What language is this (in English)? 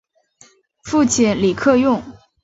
Chinese